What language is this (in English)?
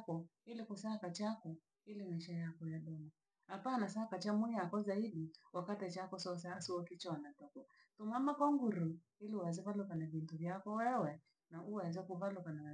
Langi